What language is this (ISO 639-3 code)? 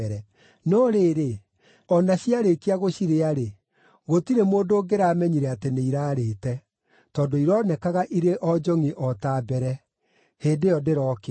kik